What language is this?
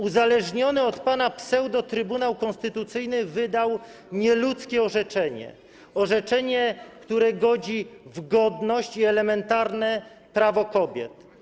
Polish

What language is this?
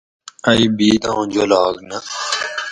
Gawri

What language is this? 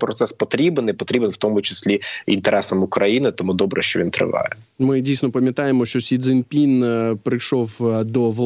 Ukrainian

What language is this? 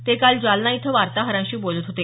Marathi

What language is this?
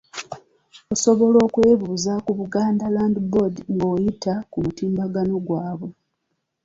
Ganda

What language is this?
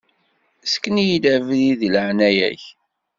Kabyle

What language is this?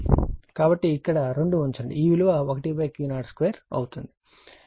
Telugu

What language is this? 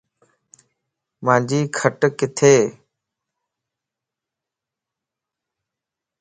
Lasi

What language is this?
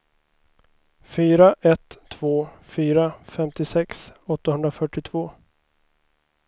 Swedish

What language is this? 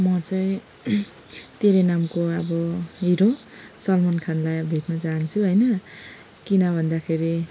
Nepali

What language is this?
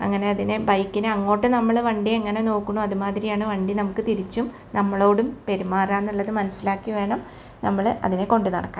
Malayalam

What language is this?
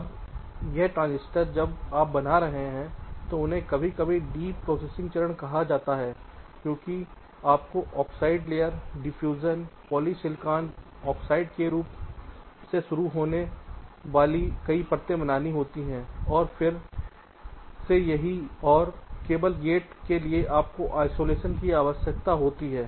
Hindi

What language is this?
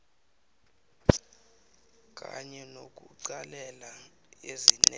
South Ndebele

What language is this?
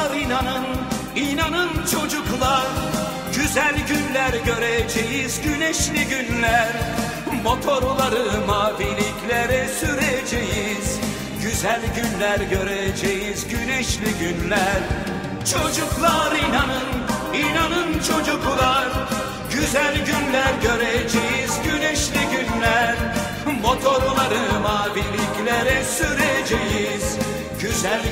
Turkish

